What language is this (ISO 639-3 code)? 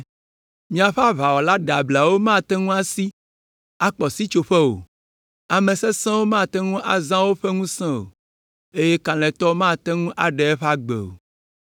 ewe